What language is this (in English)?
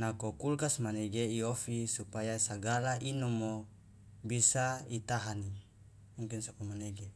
Loloda